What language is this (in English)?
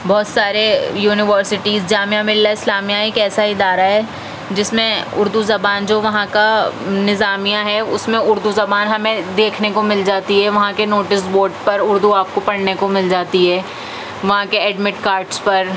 Urdu